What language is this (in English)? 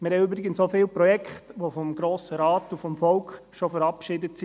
Swiss German